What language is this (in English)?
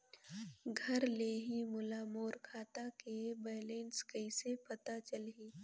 Chhattisgarhi